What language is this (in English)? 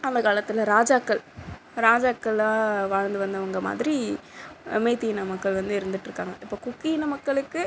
Tamil